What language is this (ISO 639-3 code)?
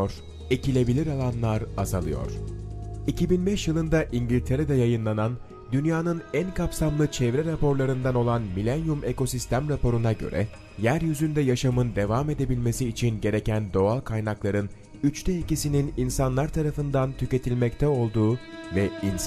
tur